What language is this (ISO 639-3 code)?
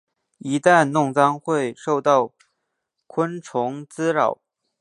zho